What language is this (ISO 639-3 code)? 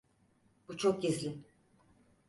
tur